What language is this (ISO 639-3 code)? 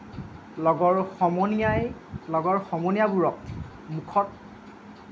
asm